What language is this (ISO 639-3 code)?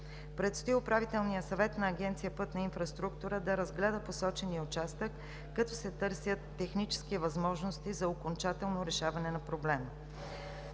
bul